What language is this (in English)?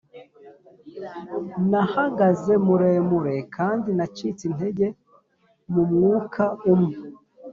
Kinyarwanda